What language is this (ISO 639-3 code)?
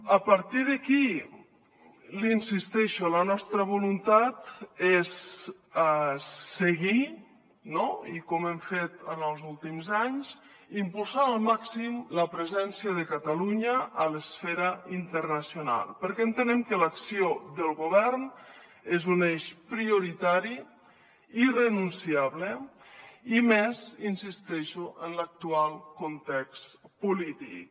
cat